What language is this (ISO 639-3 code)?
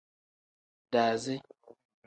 kdh